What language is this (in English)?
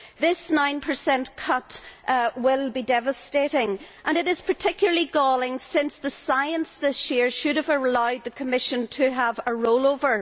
English